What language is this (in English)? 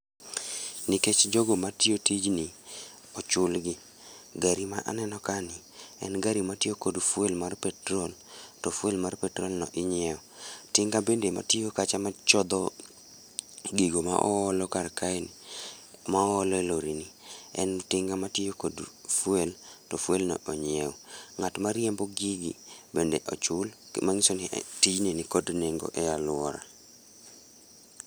Luo (Kenya and Tanzania)